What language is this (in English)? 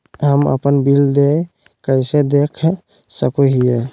Magahi